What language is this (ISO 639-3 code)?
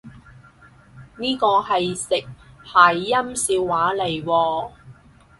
yue